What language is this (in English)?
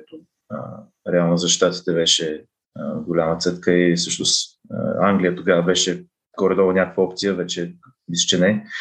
Bulgarian